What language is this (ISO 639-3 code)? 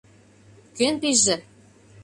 chm